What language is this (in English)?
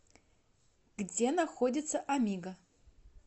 Russian